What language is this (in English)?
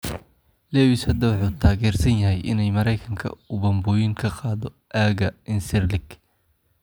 Somali